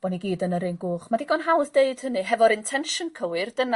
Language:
Welsh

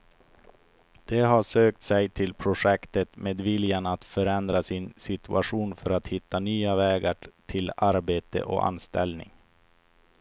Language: Swedish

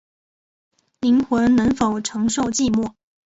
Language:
Chinese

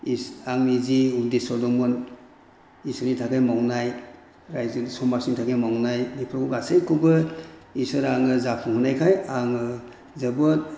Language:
Bodo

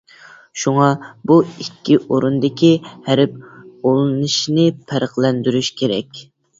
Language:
Uyghur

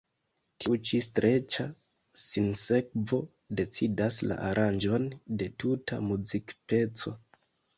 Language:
Esperanto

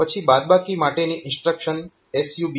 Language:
Gujarati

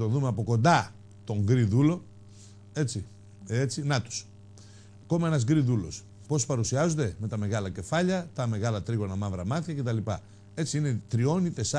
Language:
Greek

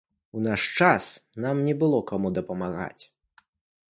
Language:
Belarusian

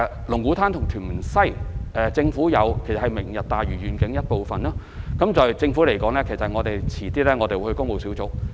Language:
Cantonese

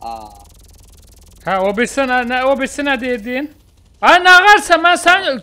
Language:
Turkish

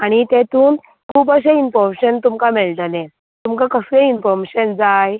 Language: Konkani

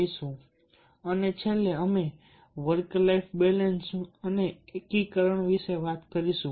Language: Gujarati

